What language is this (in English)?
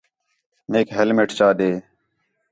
Khetrani